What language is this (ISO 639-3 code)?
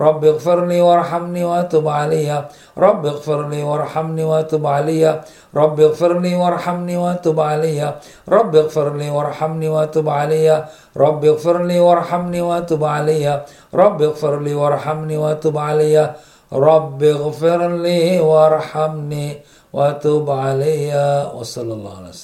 msa